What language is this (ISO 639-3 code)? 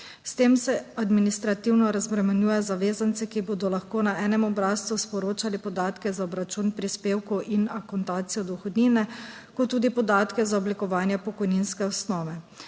slv